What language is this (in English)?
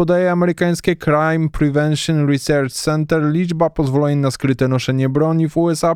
Polish